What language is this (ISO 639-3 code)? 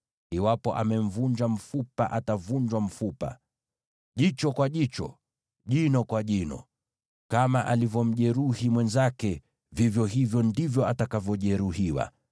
swa